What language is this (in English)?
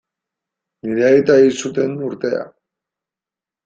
Basque